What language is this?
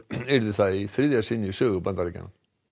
Icelandic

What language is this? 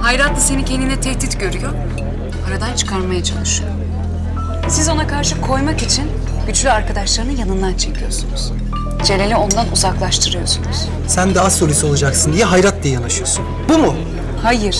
Turkish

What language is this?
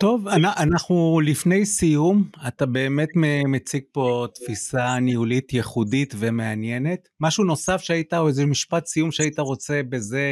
Hebrew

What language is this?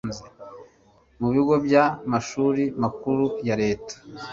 Kinyarwanda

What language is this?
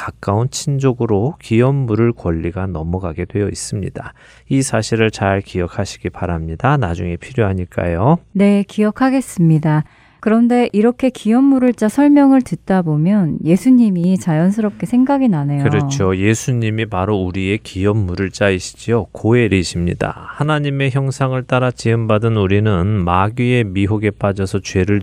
Korean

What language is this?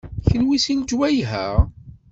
Kabyle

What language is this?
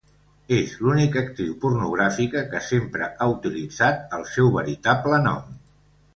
Catalan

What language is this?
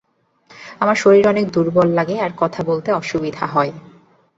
Bangla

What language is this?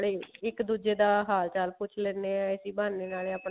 Punjabi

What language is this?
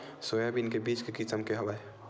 Chhattisgarhi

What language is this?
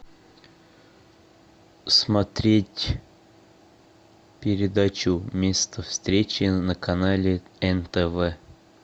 Russian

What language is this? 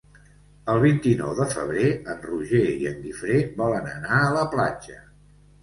Catalan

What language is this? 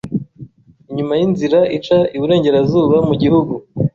Kinyarwanda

